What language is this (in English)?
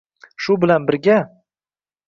Uzbek